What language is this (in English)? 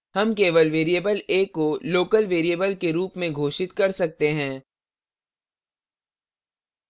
Hindi